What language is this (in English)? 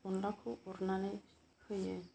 Bodo